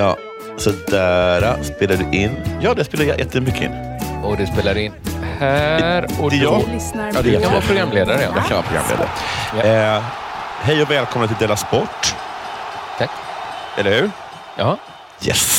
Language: Swedish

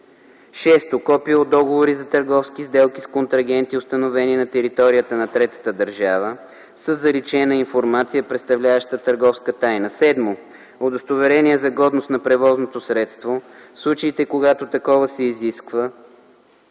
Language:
Bulgarian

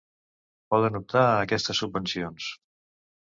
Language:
Catalan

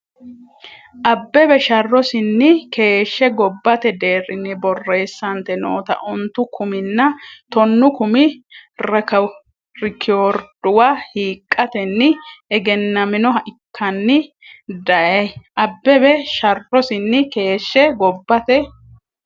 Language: Sidamo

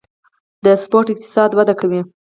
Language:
Pashto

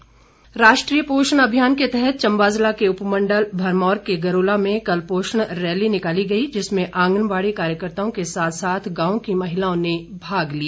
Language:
Hindi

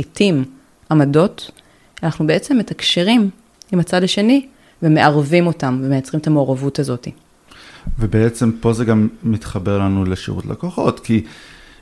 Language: Hebrew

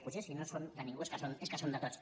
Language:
Catalan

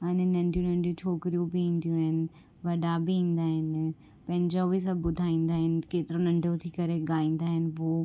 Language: Sindhi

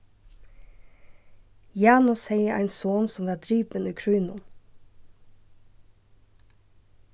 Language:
Faroese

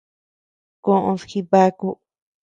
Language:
Tepeuxila Cuicatec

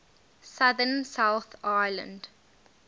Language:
English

